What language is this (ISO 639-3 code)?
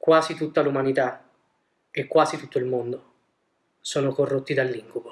ita